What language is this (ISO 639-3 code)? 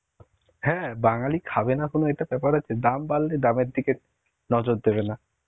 ben